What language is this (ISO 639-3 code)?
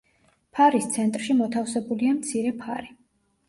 kat